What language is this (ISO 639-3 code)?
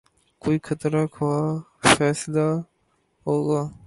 urd